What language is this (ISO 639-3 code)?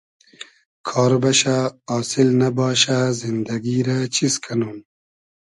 haz